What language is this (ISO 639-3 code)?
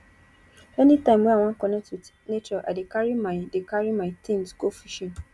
pcm